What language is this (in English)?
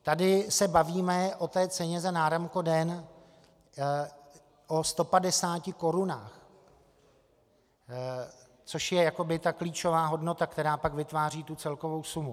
Czech